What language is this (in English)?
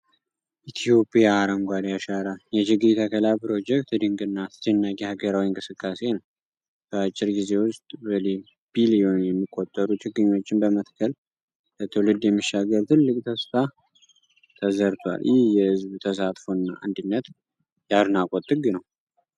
Amharic